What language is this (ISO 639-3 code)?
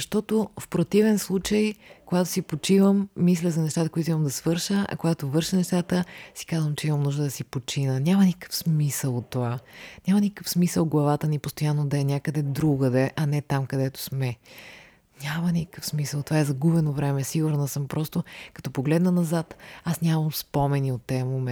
bul